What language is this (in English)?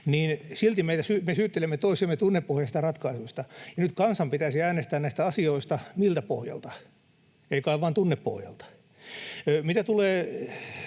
Finnish